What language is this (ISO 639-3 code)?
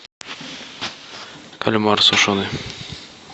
rus